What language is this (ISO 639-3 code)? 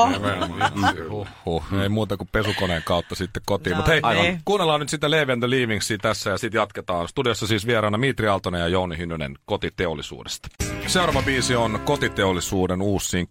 fin